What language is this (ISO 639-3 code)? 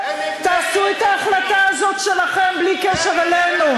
heb